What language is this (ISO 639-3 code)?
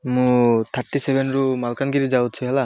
ori